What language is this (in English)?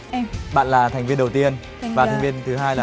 Vietnamese